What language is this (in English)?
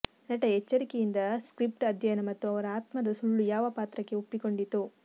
Kannada